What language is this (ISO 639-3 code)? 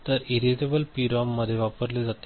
mar